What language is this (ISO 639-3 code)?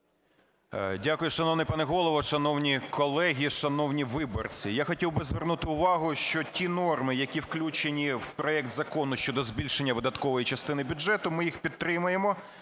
ukr